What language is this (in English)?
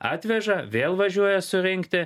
Lithuanian